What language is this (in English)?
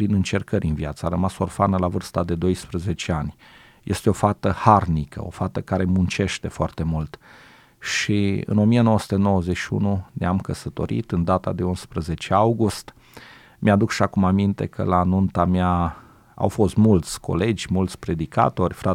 Romanian